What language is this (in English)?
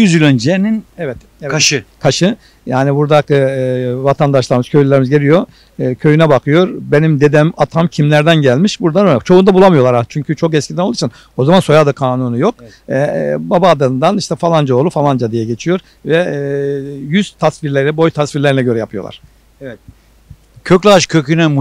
Turkish